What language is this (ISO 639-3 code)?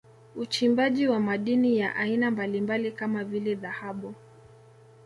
swa